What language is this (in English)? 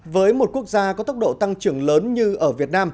Vietnamese